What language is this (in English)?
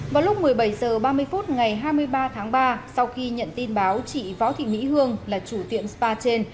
Vietnamese